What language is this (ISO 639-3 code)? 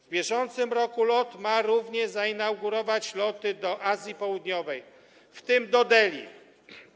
pol